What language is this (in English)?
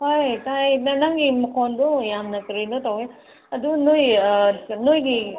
Manipuri